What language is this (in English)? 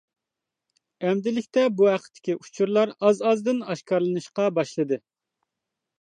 Uyghur